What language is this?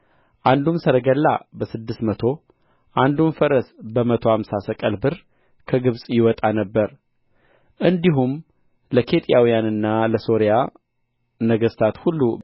Amharic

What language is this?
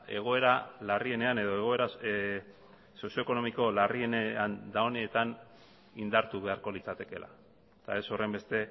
Basque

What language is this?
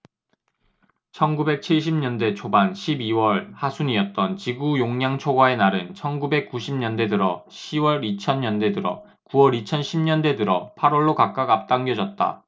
Korean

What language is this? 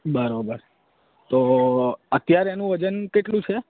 Gujarati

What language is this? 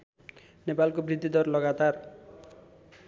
Nepali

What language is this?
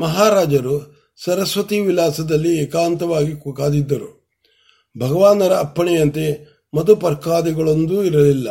Kannada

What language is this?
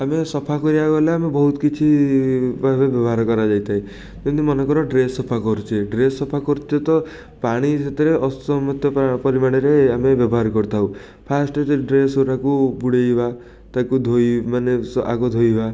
Odia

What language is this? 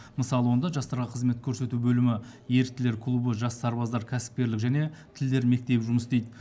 Kazakh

